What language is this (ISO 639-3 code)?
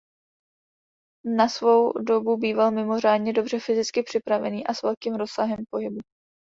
ces